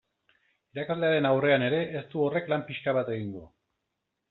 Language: Basque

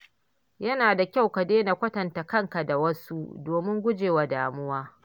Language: Hausa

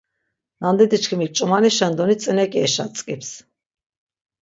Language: Laz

